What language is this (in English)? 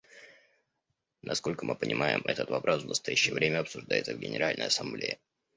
Russian